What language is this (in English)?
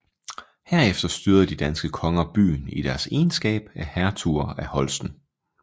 Danish